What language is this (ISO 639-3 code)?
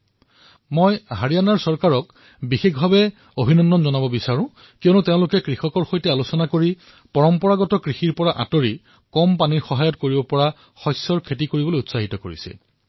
asm